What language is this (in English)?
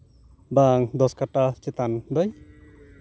Santali